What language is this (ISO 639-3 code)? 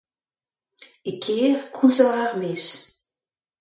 bre